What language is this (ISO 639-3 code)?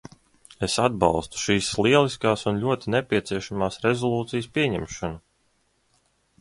lav